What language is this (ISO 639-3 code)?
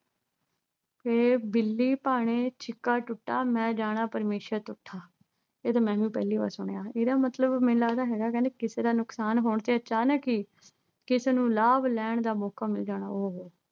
pan